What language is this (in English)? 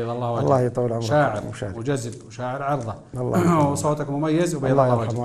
Arabic